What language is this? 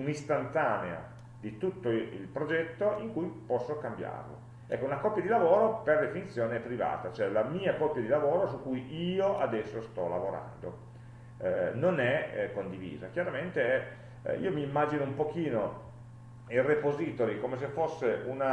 Italian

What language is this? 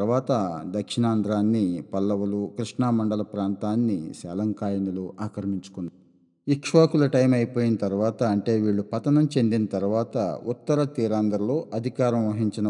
Telugu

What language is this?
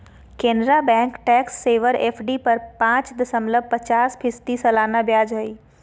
Magahi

